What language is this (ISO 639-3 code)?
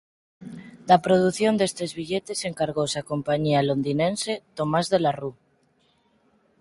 glg